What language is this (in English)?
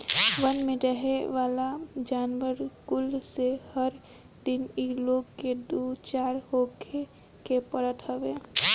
Bhojpuri